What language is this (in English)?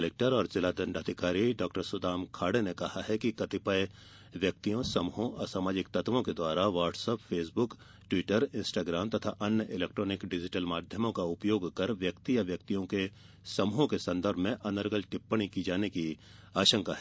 Hindi